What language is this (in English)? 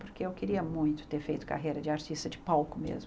Portuguese